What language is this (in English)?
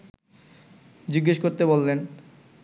Bangla